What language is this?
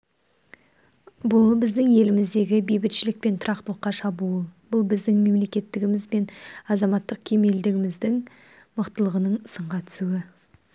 Kazakh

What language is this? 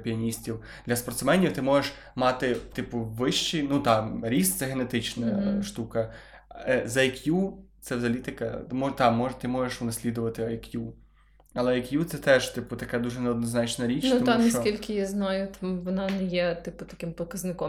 Ukrainian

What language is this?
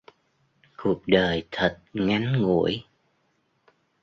Vietnamese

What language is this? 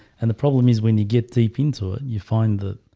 English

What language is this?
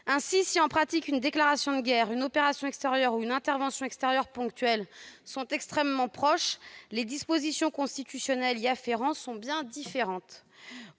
French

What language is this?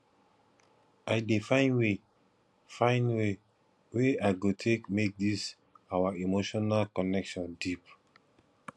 Nigerian Pidgin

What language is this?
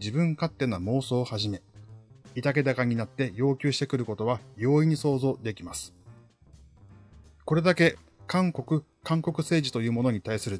Japanese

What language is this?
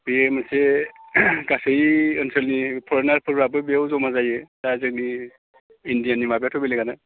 Bodo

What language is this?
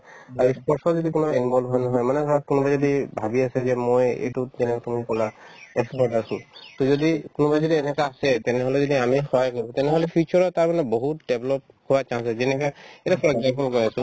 Assamese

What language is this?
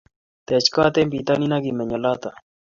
Kalenjin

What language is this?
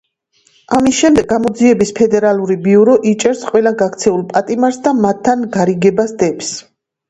Georgian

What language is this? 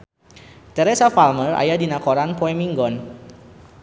Sundanese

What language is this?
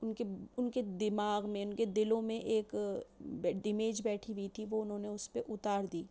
Urdu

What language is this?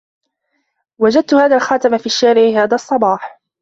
Arabic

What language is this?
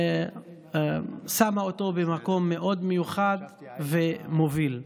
Hebrew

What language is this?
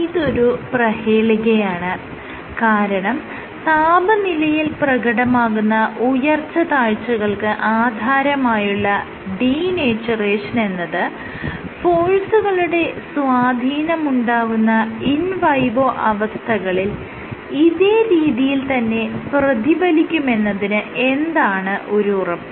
Malayalam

